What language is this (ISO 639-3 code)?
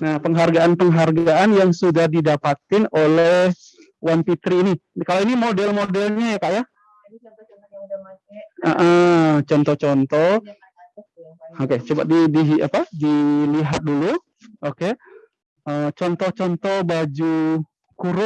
ind